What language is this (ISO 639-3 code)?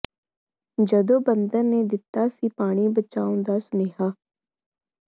pan